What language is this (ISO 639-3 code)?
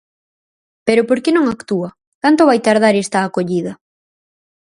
glg